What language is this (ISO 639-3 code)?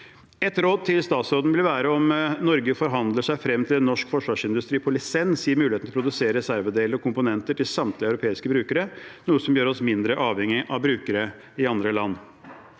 nor